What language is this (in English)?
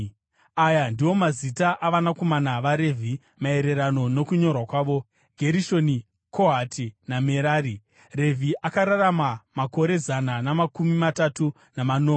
Shona